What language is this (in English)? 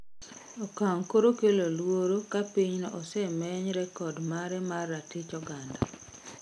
Luo (Kenya and Tanzania)